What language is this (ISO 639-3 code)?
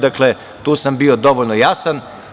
srp